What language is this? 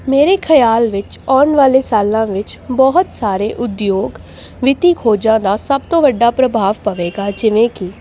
Punjabi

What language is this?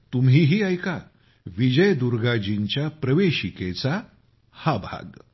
Marathi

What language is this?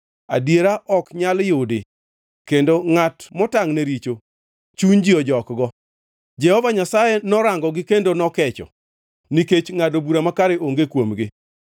Luo (Kenya and Tanzania)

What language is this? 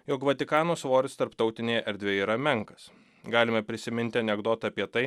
Lithuanian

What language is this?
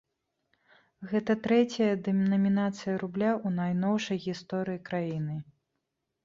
Belarusian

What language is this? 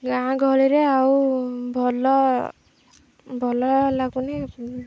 Odia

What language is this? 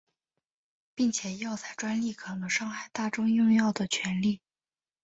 Chinese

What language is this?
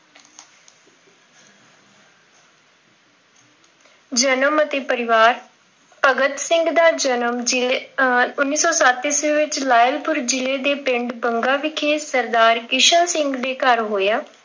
Punjabi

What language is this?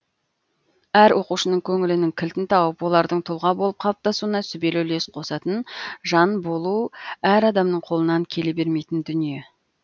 Kazakh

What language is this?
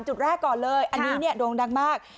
Thai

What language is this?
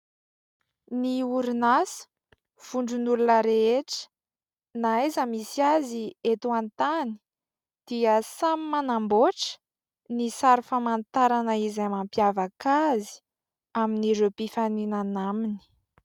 Malagasy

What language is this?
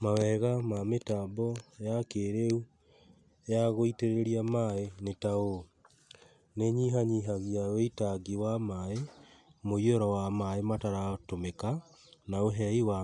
Kikuyu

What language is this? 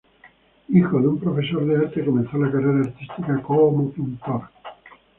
Spanish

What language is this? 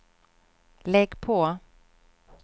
Swedish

